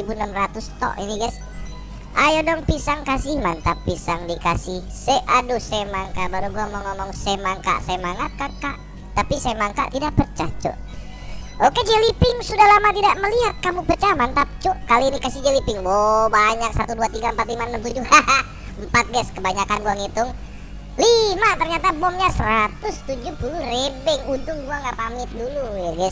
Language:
Indonesian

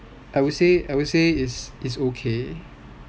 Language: English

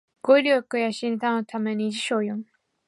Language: Japanese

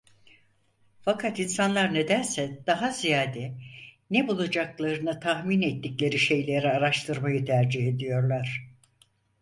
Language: Turkish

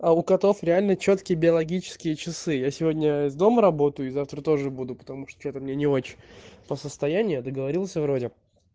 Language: Russian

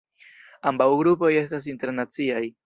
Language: Esperanto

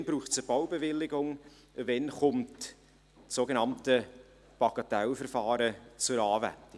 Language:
Swiss German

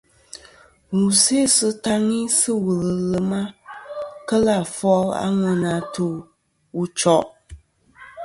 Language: Kom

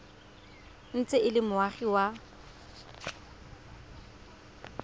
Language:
Tswana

